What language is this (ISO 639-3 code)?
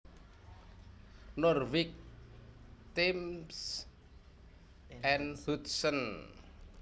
jav